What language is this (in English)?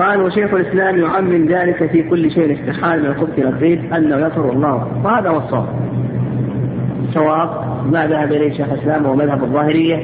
Arabic